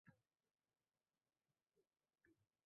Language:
Uzbek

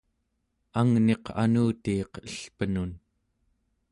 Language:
Central Yupik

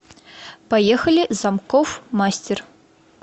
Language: Russian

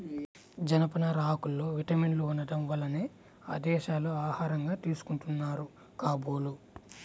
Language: Telugu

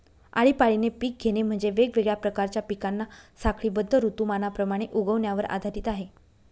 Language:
Marathi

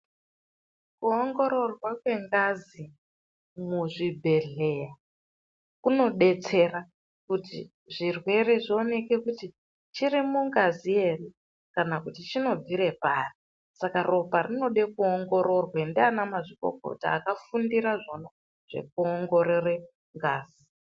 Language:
Ndau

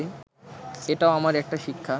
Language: Bangla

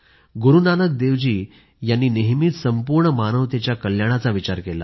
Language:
Marathi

